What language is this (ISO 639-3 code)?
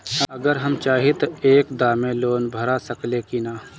bho